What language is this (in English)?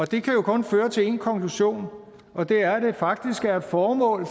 Danish